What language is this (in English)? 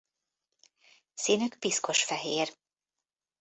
Hungarian